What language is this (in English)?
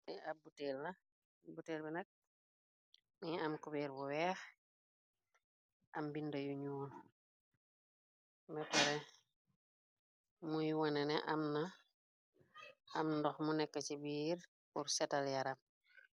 Wolof